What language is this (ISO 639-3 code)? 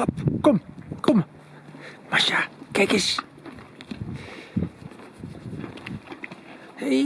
nld